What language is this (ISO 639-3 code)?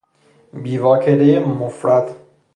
fas